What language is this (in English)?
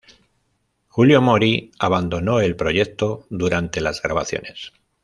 Spanish